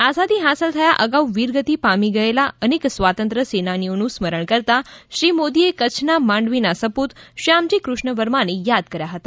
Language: Gujarati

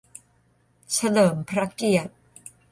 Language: Thai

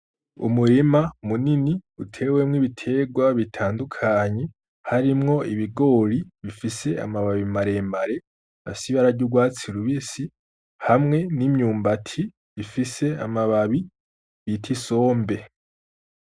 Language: Rundi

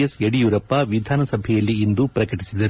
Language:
Kannada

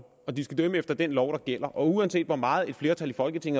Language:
Danish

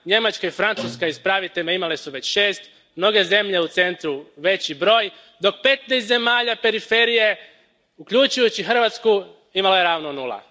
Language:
Croatian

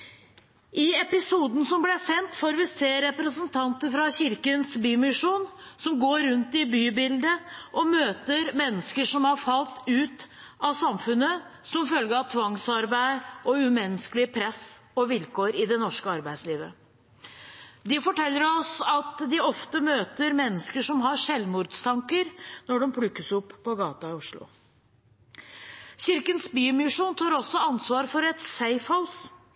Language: Norwegian Bokmål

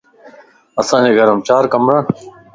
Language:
Lasi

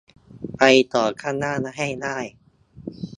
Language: Thai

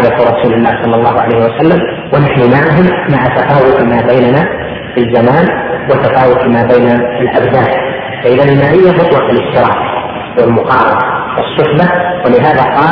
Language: Arabic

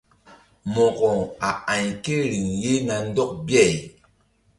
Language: Mbum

